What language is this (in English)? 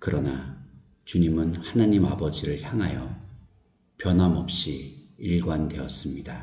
Korean